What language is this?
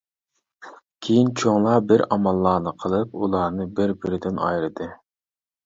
Uyghur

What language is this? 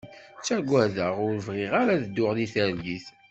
Kabyle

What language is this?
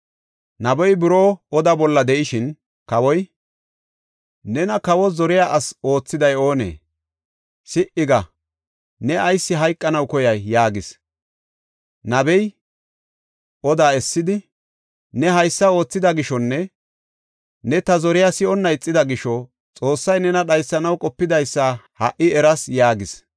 Gofa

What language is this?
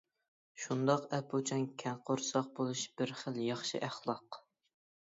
Uyghur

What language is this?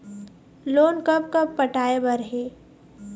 Chhattisgarhi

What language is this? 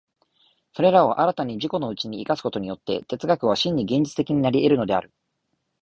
Japanese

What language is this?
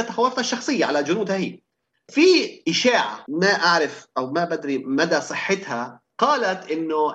Arabic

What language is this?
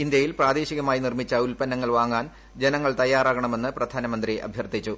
Malayalam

